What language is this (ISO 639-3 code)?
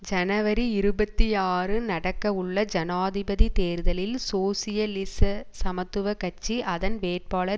tam